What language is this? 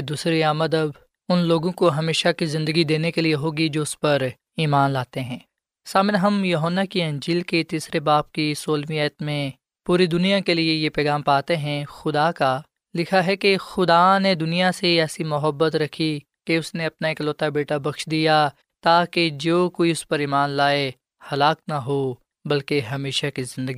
Urdu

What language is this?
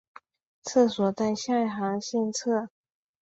Chinese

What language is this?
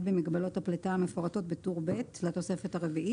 Hebrew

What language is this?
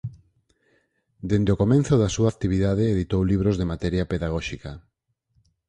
Galician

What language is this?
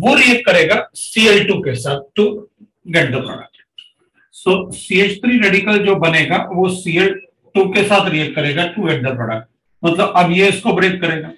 Hindi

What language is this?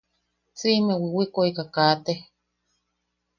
Yaqui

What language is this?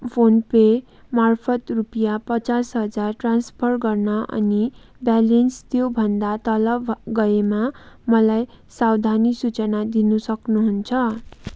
Nepali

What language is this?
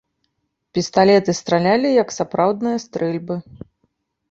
Belarusian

